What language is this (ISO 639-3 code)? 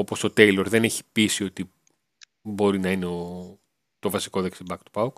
ell